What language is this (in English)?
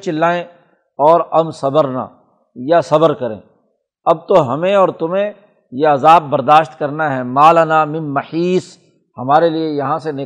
Urdu